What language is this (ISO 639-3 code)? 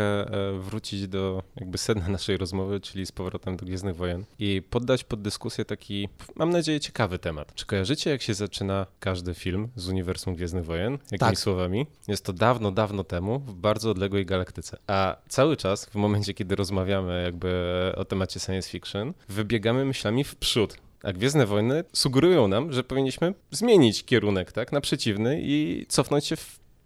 pol